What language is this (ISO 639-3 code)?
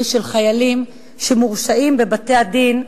heb